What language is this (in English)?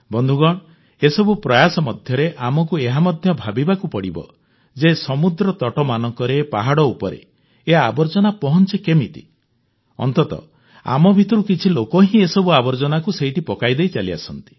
Odia